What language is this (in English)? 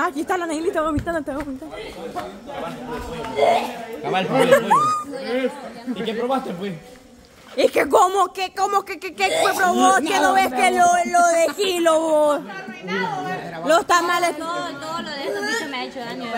Spanish